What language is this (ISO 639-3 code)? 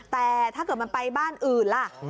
tha